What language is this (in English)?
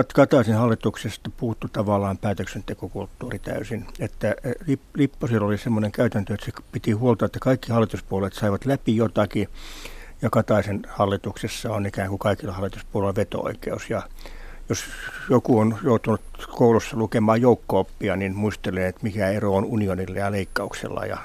Finnish